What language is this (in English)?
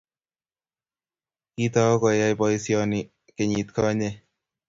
Kalenjin